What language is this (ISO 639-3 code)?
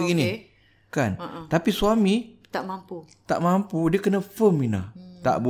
msa